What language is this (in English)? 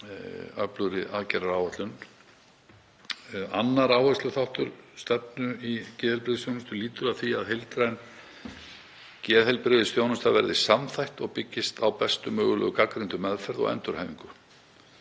Icelandic